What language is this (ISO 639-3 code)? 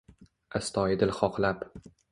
uzb